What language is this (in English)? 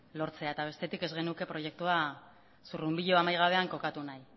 Basque